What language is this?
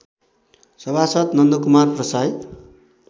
Nepali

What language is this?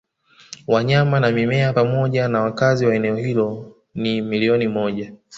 Swahili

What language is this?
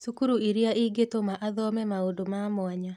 Kikuyu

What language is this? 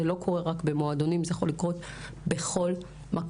Hebrew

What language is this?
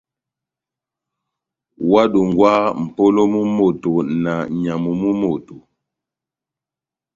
Batanga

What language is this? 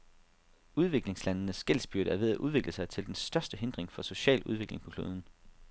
Danish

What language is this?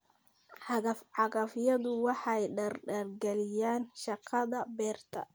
Somali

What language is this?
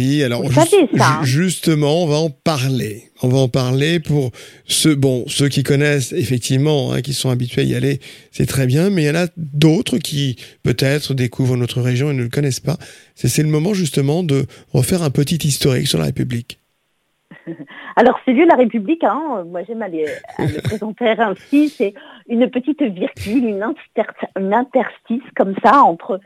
French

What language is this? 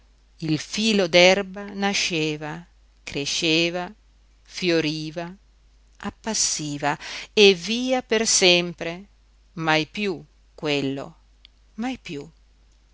Italian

